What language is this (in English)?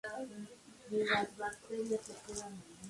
Spanish